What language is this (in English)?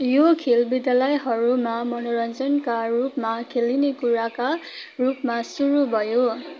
Nepali